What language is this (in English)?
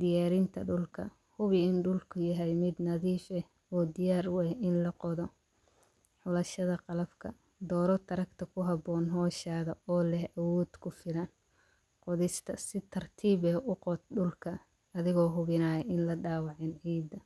Somali